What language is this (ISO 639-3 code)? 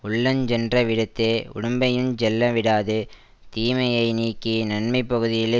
tam